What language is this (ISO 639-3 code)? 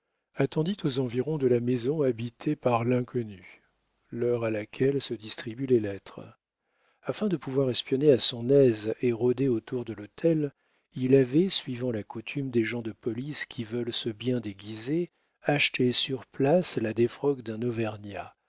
fra